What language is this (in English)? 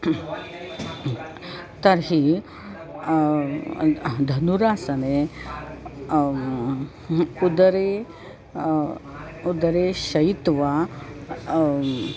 Sanskrit